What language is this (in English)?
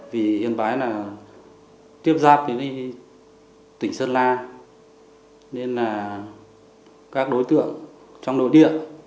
Vietnamese